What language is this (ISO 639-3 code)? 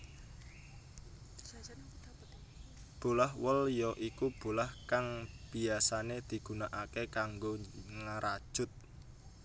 jav